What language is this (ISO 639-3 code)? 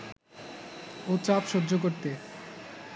ben